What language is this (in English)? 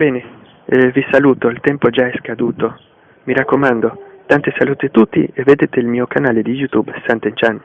Italian